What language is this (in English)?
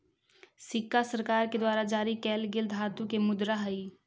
Magahi